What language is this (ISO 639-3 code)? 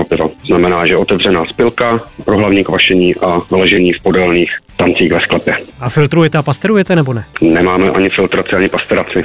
ces